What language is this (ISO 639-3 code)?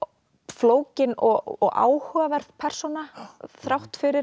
isl